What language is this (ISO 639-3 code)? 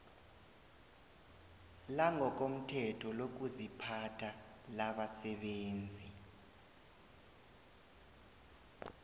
nbl